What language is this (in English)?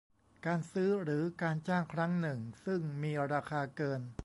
Thai